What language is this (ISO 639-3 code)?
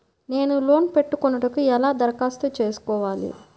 tel